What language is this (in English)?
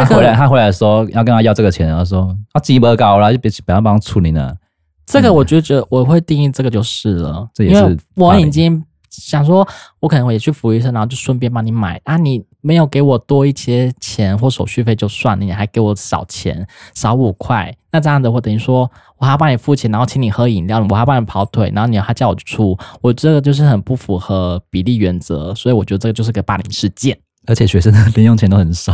Chinese